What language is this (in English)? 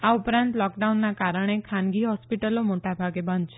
Gujarati